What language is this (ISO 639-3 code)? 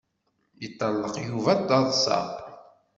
kab